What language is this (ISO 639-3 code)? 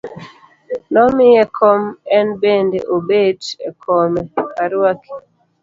luo